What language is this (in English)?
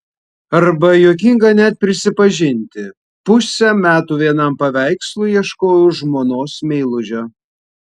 Lithuanian